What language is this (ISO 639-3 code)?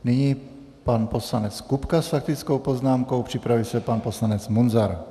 ces